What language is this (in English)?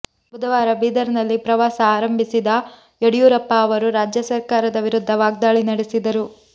Kannada